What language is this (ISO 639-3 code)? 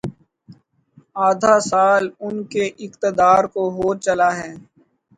urd